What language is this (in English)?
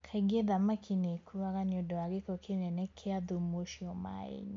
Kikuyu